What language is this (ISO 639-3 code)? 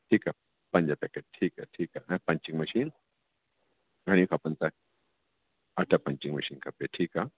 snd